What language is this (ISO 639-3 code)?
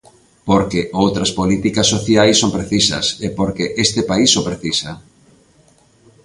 glg